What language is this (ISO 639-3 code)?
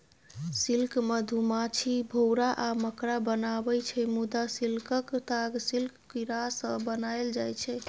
mai